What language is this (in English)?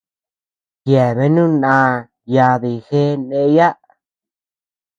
Tepeuxila Cuicatec